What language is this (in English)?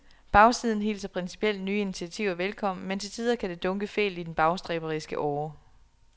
Danish